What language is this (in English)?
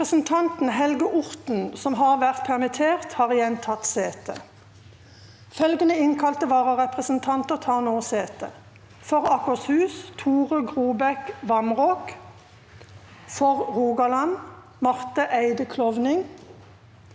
Norwegian